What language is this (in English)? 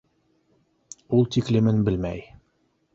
Bashkir